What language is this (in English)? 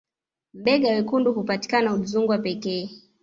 Swahili